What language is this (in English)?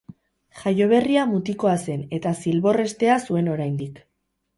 Basque